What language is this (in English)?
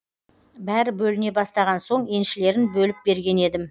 Kazakh